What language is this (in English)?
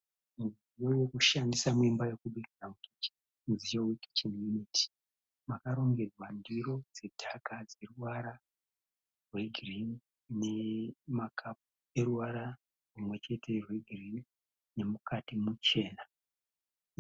Shona